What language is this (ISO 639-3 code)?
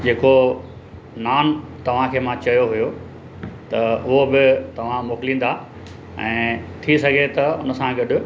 snd